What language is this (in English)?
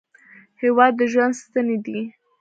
Pashto